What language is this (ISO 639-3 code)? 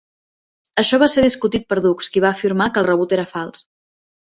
cat